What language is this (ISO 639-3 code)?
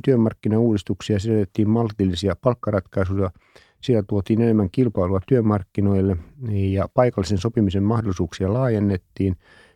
fin